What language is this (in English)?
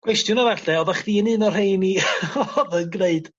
Welsh